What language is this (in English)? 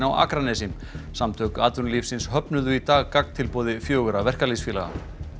Icelandic